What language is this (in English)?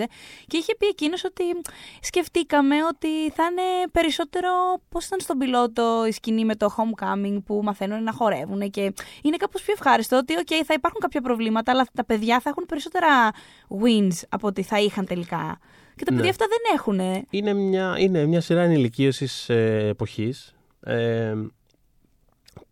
Greek